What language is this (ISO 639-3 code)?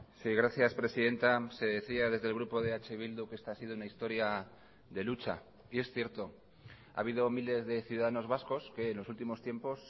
spa